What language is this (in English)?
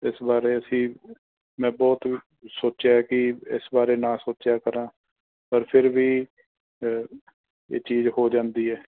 Punjabi